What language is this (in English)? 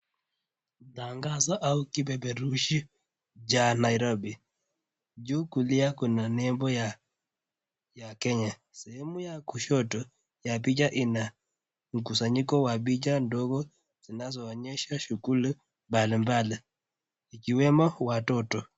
Swahili